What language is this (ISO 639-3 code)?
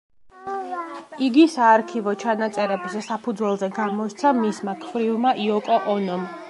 kat